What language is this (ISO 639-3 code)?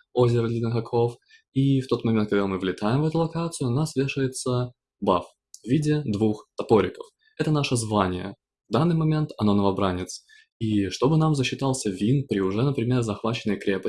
rus